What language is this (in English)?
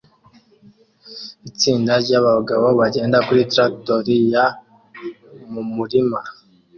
Kinyarwanda